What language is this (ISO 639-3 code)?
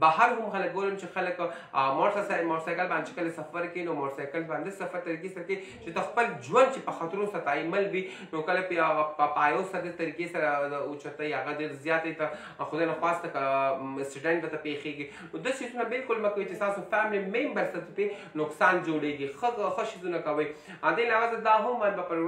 ara